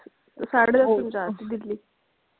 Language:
Punjabi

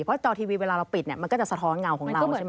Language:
Thai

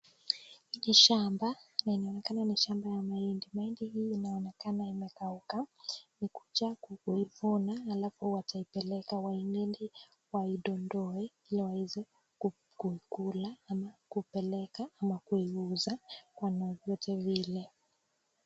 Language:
Swahili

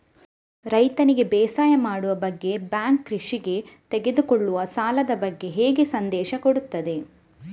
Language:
Kannada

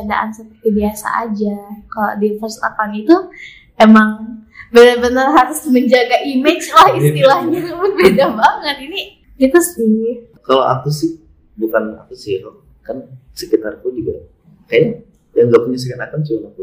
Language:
Indonesian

